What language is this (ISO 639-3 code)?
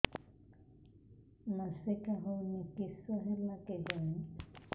ori